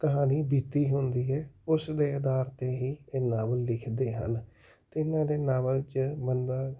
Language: Punjabi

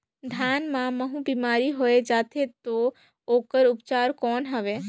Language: Chhattisgarhi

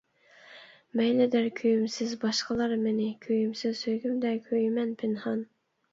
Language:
Uyghur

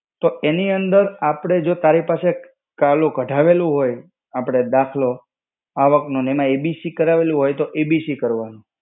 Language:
Gujarati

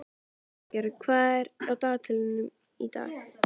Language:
Icelandic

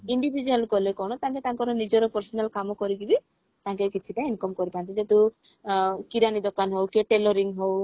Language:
Odia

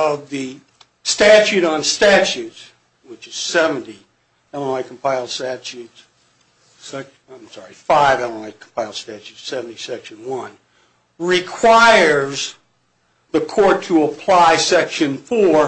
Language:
English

